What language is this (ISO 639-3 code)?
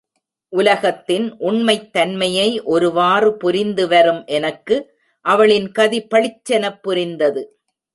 tam